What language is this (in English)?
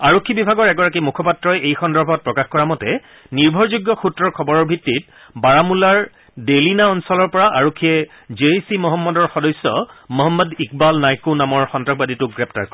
Assamese